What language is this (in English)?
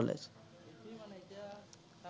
Assamese